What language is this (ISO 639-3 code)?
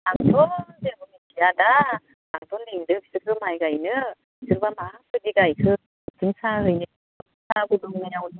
brx